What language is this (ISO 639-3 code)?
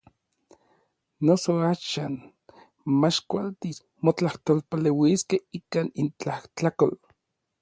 nlv